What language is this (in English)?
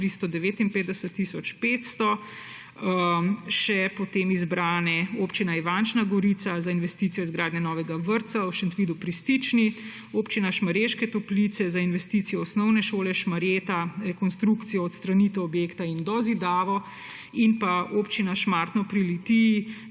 Slovenian